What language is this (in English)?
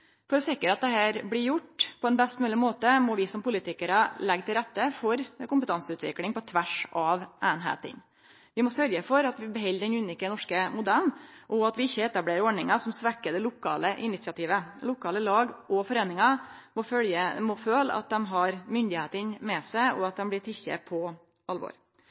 Norwegian Nynorsk